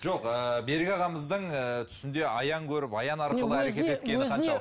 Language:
Kazakh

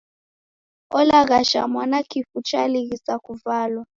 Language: Taita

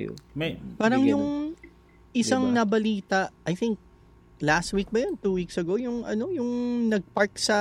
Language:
Filipino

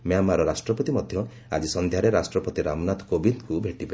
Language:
Odia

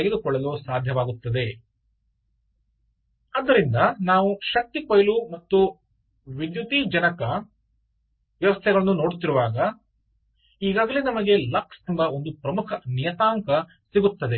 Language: Kannada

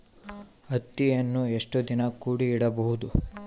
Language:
Kannada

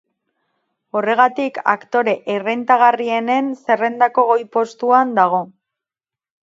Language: Basque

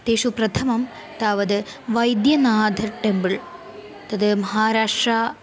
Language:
Sanskrit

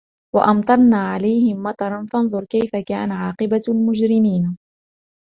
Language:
Arabic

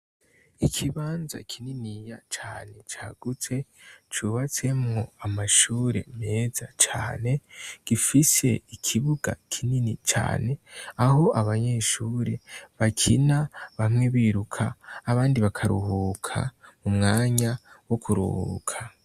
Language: Rundi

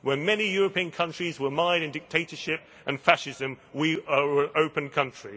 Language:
English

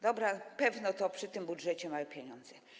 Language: Polish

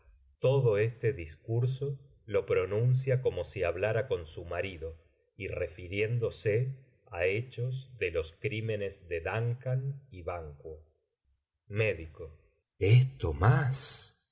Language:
Spanish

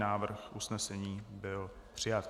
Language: Czech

